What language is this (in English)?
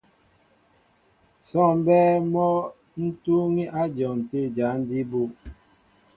Mbo (Cameroon)